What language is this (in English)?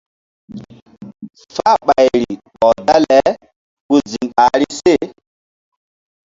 Mbum